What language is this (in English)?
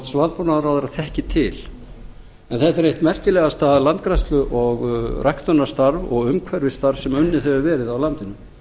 Icelandic